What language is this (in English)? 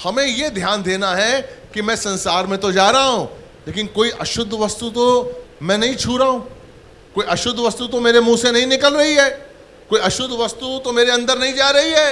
Hindi